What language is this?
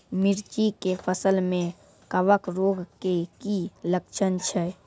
Maithili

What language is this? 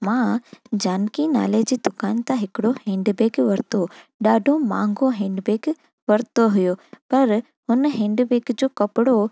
Sindhi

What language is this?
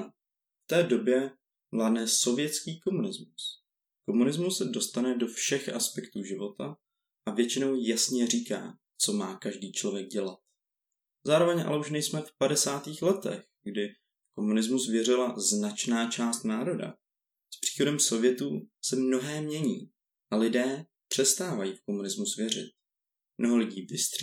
Czech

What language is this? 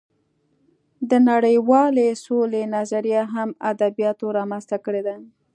Pashto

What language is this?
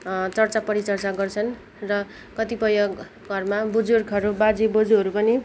Nepali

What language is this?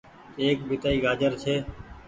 Goaria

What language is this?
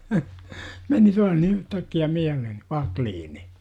Finnish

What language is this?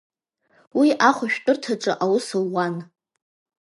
Abkhazian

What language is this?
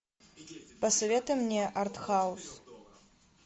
Russian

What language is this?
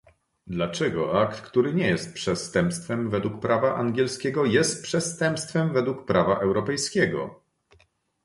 Polish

